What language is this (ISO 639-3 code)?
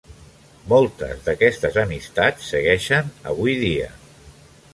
cat